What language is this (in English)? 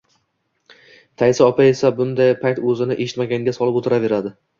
Uzbek